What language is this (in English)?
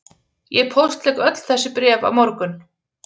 Icelandic